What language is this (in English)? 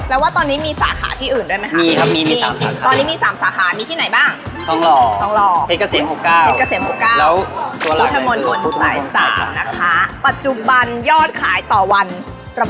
Thai